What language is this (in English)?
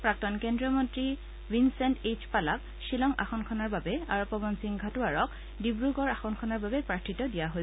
Assamese